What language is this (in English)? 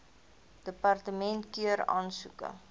Afrikaans